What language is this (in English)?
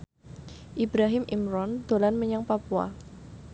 Javanese